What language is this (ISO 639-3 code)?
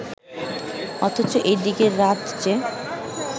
ben